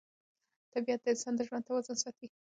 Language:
Pashto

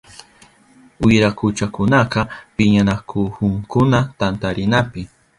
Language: Southern Pastaza Quechua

